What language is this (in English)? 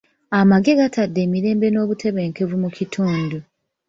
Ganda